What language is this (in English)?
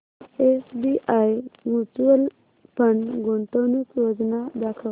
Marathi